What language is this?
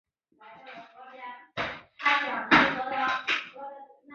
Chinese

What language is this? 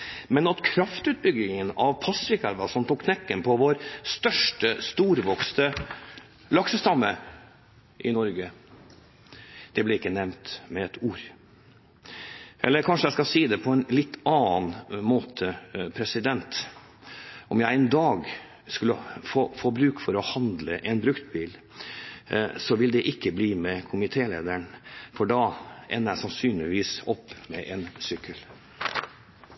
Norwegian Bokmål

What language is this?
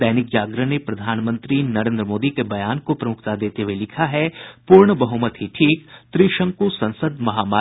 Hindi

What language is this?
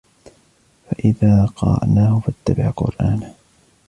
Arabic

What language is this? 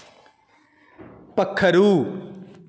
Dogri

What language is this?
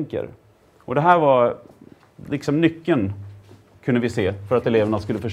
Swedish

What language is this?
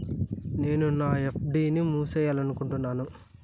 Telugu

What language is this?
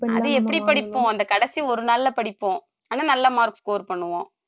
Tamil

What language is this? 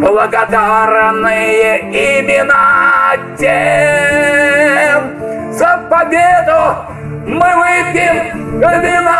Russian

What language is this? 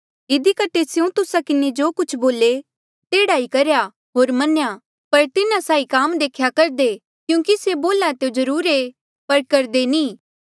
Mandeali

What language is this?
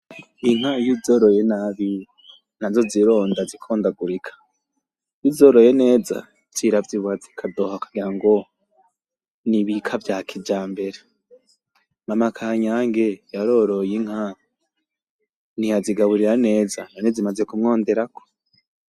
Rundi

